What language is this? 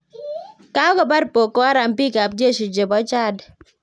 Kalenjin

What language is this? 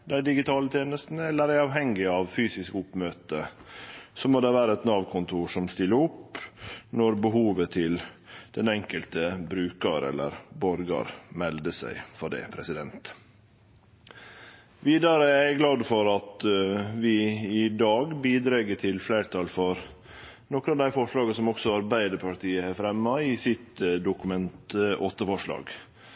Norwegian Nynorsk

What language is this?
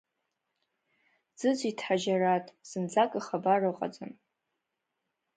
Abkhazian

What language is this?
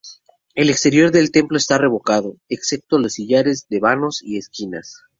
Spanish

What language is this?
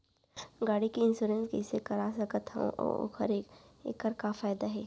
Chhattisgarhi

